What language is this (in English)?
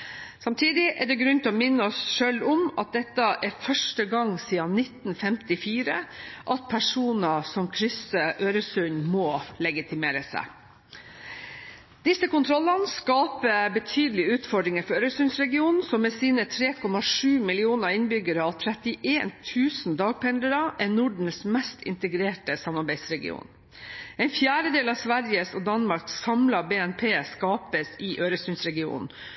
Norwegian Bokmål